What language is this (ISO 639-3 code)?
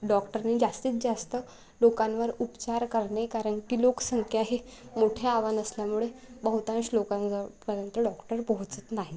mar